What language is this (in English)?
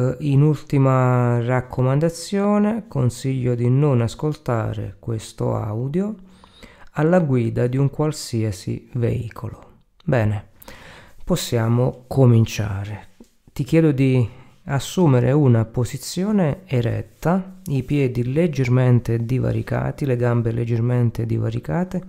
Italian